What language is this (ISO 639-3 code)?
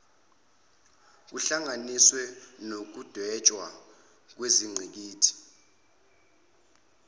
zul